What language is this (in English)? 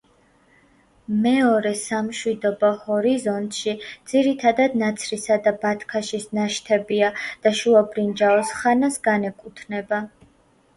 Georgian